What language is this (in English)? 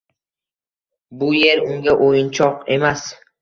Uzbek